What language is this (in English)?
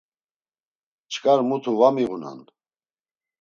Laz